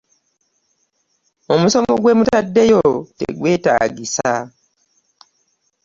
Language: Ganda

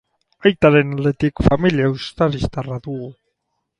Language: Basque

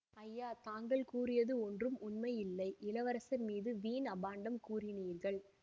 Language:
Tamil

